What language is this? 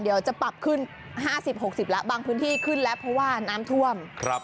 Thai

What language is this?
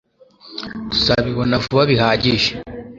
Kinyarwanda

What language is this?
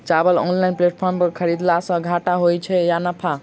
Maithili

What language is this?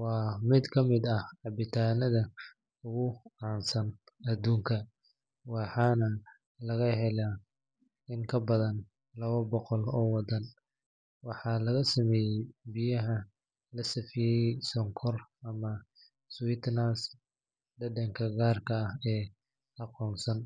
Somali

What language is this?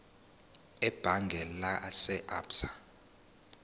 Zulu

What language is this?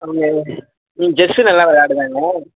Tamil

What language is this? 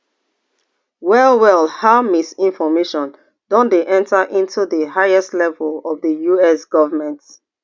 Nigerian Pidgin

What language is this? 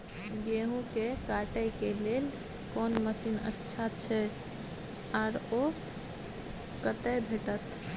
Maithili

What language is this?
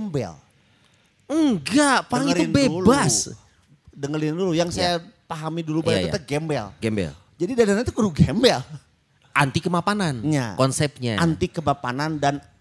Indonesian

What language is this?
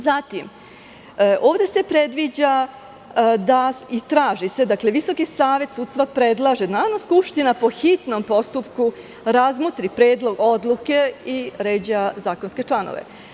Serbian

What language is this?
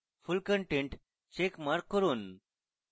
Bangla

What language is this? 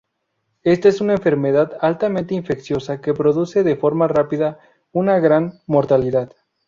Spanish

